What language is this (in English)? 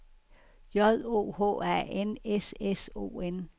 Danish